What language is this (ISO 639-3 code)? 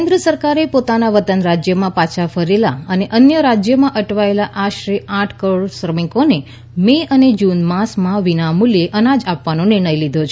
guj